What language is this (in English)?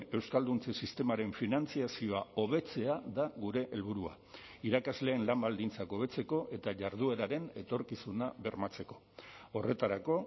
Basque